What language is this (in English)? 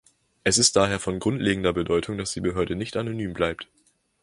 German